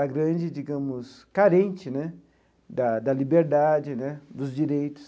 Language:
Portuguese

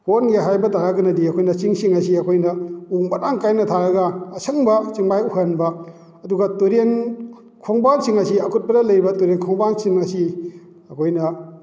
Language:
Manipuri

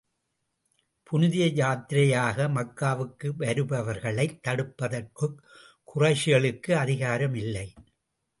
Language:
Tamil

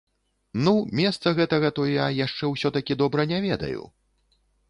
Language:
Belarusian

